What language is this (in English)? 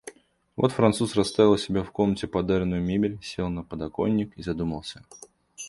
Russian